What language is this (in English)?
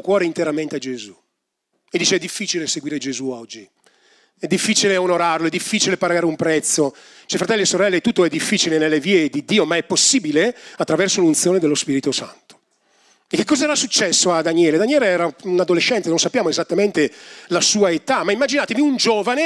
Italian